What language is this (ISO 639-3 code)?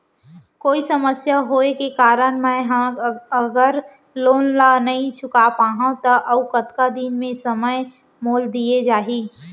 hne